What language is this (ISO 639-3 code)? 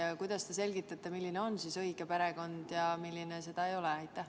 est